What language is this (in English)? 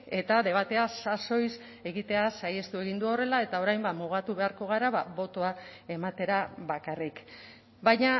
Basque